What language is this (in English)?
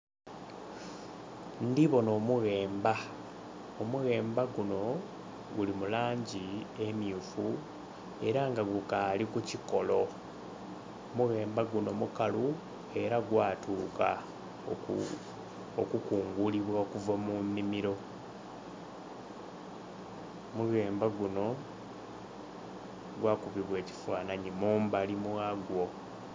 Soga